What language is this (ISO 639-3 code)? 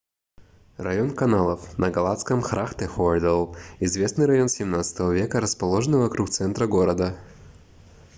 rus